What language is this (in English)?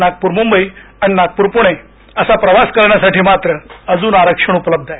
Marathi